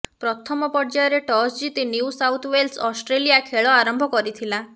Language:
Odia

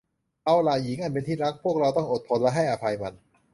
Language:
Thai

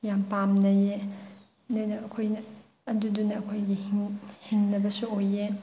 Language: Manipuri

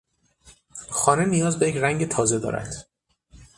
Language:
Persian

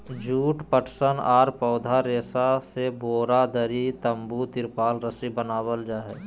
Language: Magahi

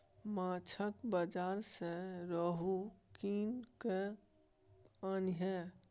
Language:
Maithili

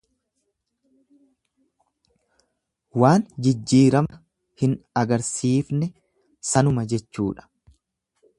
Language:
Oromo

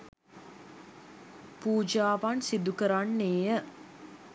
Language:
Sinhala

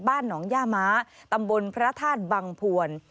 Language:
Thai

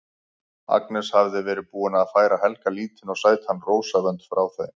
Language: Icelandic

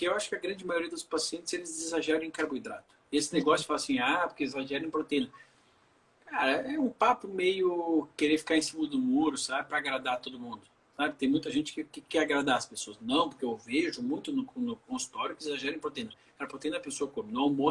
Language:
Portuguese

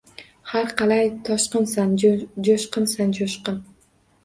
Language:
Uzbek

